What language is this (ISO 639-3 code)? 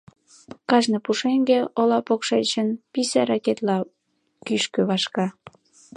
chm